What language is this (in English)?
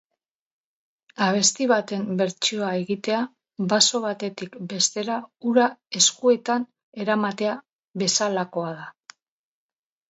Basque